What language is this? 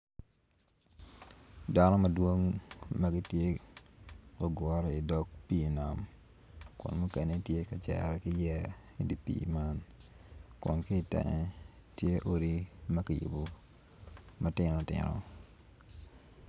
Acoli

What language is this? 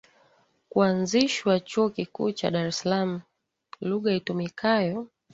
Swahili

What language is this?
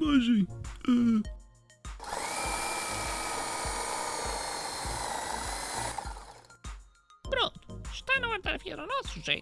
Portuguese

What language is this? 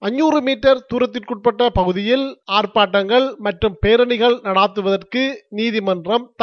Tamil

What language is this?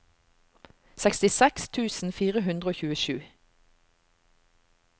Norwegian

